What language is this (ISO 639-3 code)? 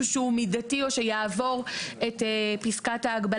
heb